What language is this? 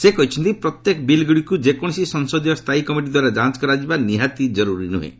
Odia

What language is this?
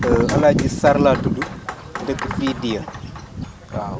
Wolof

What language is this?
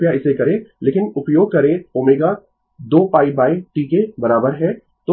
Hindi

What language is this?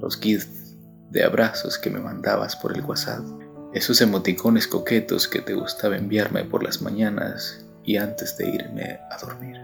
Spanish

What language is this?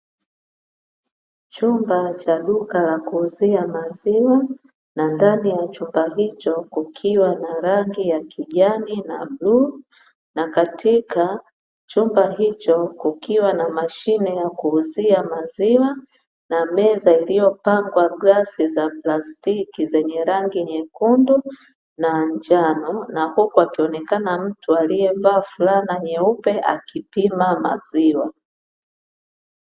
Swahili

